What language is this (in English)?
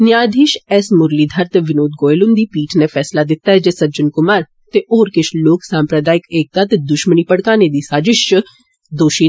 Dogri